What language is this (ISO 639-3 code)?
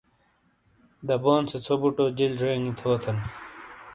scl